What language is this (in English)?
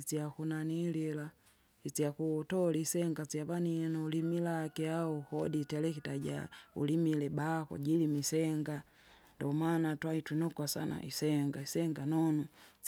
Kinga